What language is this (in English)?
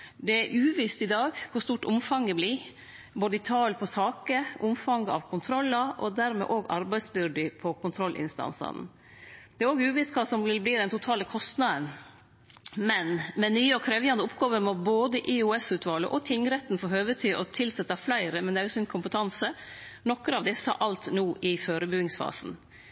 Norwegian Nynorsk